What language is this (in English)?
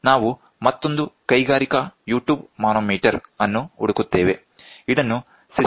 Kannada